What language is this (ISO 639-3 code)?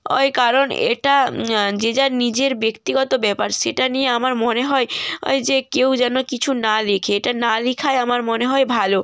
ben